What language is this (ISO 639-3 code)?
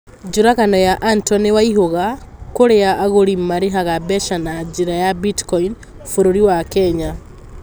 kik